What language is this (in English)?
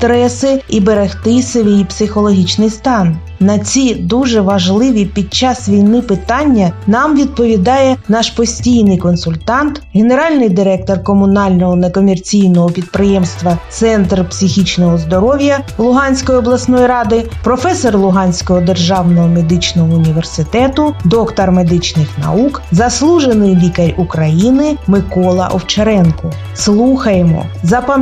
Ukrainian